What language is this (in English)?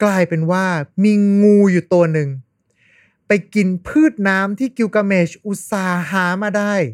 Thai